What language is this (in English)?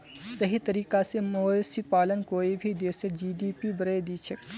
Magahi